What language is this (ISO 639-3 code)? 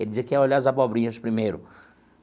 por